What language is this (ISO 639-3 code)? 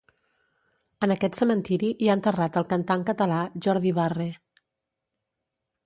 cat